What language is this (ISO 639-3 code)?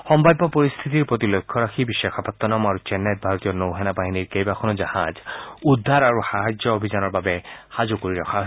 asm